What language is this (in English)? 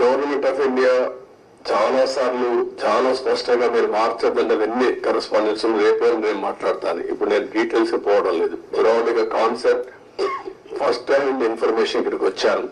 Telugu